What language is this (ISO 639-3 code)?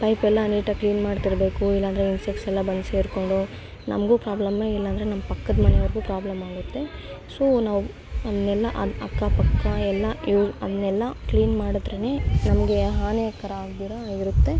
kan